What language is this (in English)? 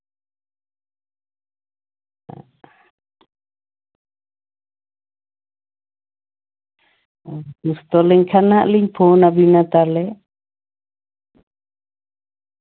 Santali